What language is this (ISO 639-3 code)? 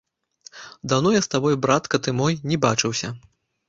bel